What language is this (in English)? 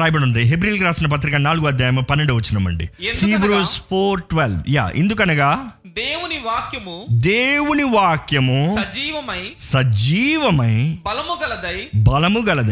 Telugu